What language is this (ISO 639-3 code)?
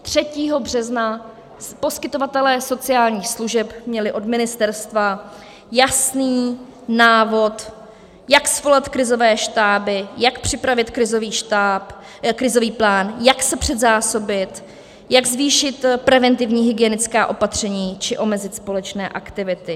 ces